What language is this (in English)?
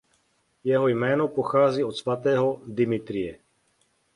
Czech